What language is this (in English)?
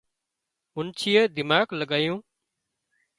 Wadiyara Koli